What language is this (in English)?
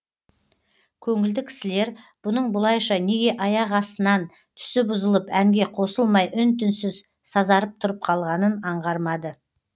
Kazakh